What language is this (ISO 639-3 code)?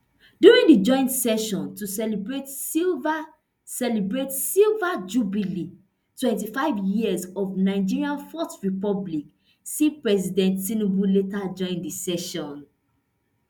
pcm